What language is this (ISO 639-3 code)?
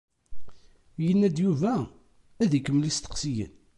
kab